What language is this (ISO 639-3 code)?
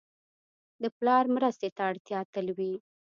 pus